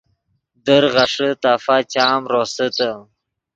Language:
Yidgha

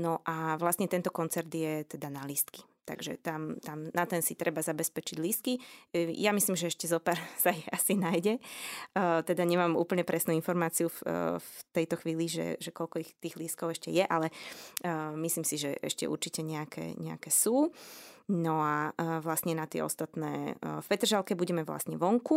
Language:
Slovak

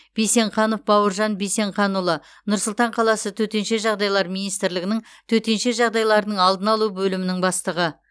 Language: Kazakh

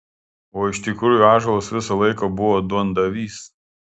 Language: Lithuanian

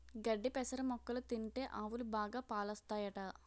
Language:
Telugu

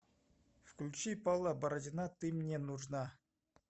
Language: Russian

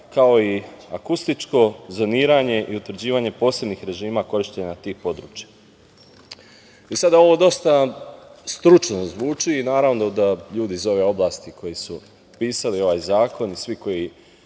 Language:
Serbian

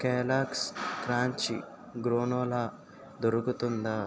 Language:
Telugu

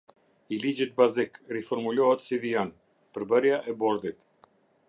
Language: Albanian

